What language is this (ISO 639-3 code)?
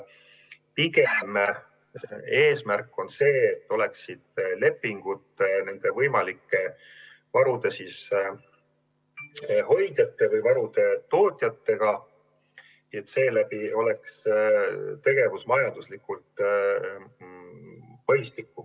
est